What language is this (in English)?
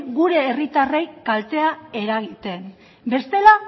Basque